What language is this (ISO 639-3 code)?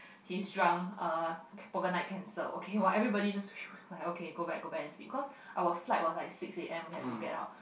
eng